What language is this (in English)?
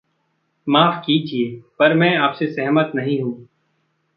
Hindi